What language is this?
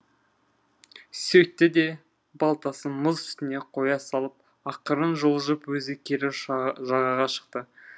Kazakh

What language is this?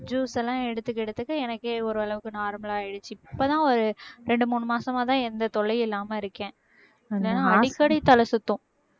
Tamil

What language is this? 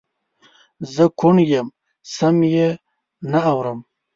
Pashto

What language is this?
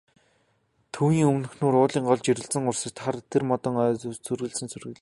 Mongolian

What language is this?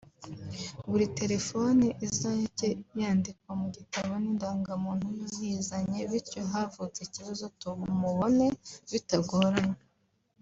Kinyarwanda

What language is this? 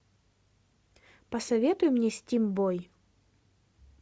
Russian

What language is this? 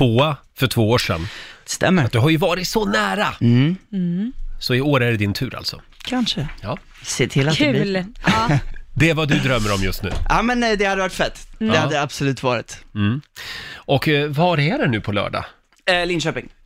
Swedish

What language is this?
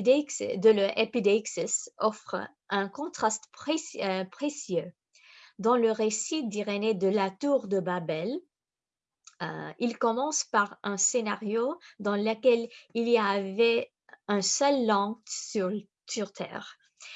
French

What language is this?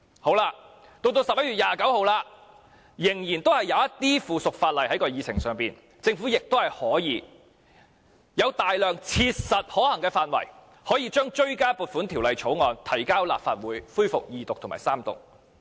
Cantonese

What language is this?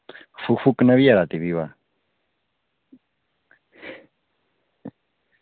Dogri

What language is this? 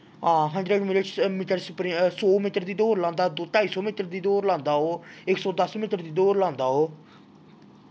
Dogri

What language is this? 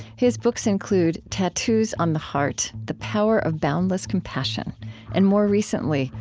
English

